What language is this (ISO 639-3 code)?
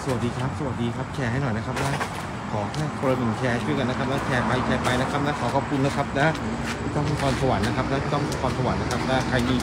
tha